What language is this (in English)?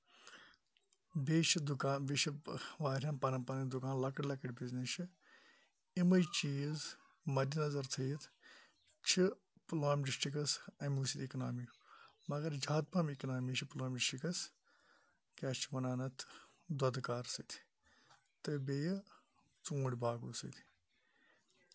Kashmiri